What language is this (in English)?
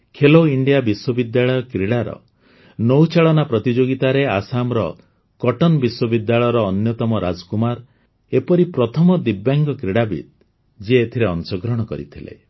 Odia